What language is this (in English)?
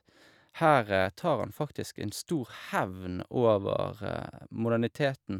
Norwegian